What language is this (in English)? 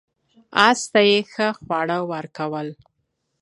Pashto